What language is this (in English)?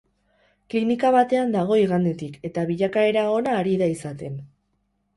Basque